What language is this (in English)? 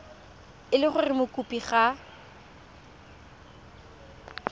Tswana